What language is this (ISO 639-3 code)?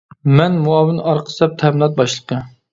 uig